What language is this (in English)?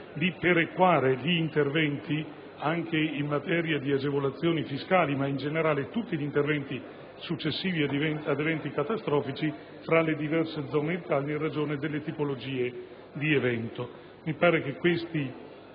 Italian